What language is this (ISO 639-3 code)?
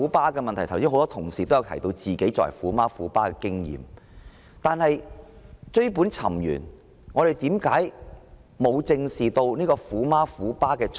yue